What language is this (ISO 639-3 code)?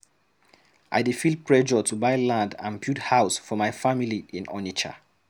pcm